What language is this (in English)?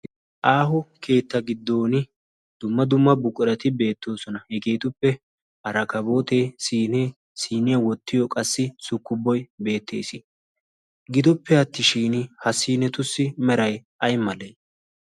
Wolaytta